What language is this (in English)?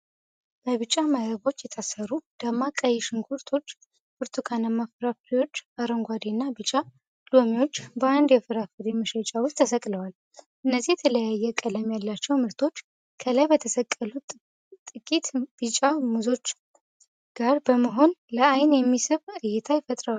Amharic